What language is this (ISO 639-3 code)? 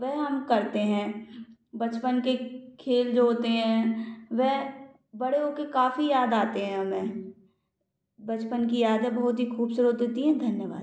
hin